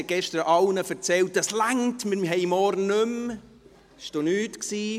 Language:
Swiss German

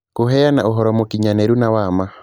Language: Kikuyu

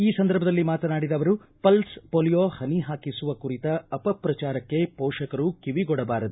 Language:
Kannada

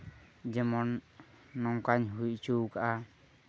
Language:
Santali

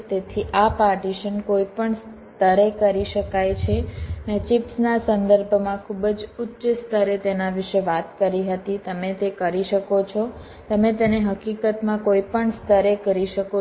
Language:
Gujarati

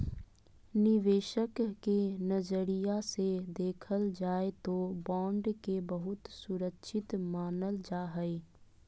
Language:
Magahi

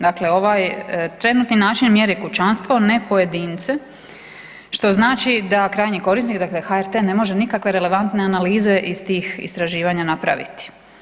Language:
Croatian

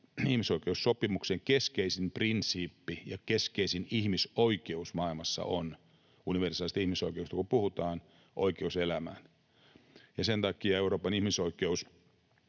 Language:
Finnish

